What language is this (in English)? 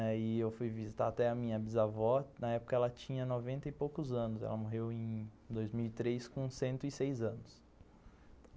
Portuguese